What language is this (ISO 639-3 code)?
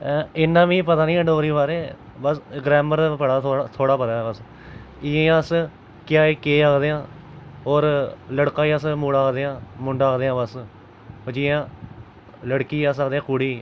doi